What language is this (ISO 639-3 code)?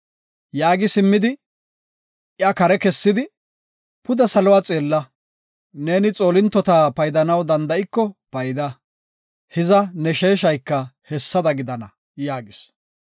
gof